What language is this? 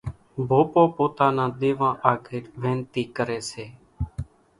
Kachi Koli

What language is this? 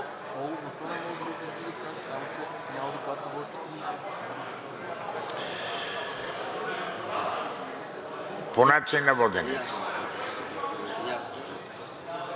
Bulgarian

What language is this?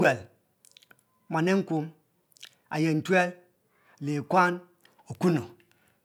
Mbe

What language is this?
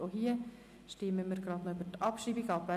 Swiss German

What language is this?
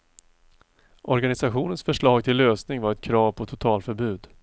Swedish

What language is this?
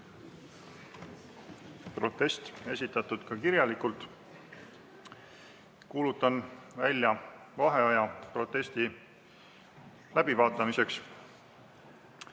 Estonian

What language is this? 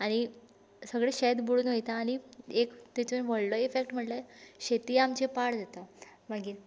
Konkani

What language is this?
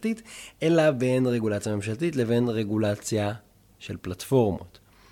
Hebrew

